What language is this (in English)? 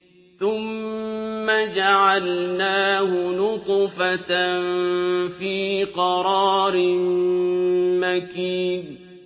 Arabic